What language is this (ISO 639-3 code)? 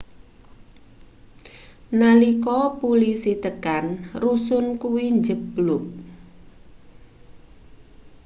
jav